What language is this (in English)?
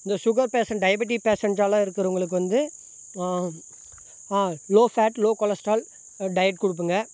Tamil